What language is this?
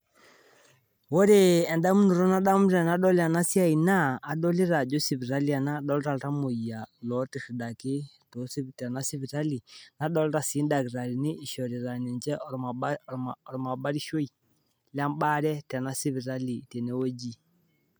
Masai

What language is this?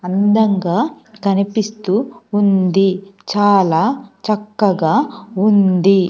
Telugu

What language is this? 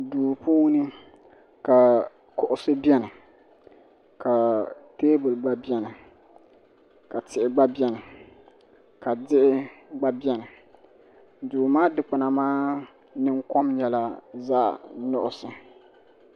Dagbani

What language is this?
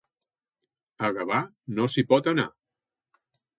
Catalan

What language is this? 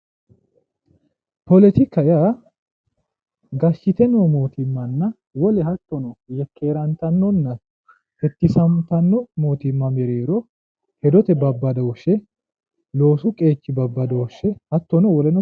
Sidamo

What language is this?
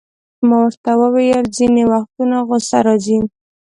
Pashto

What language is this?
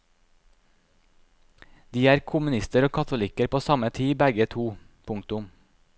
Norwegian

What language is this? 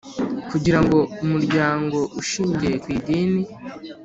Kinyarwanda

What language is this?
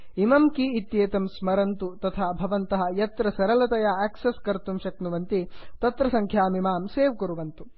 Sanskrit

